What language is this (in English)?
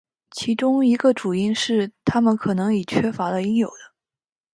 Chinese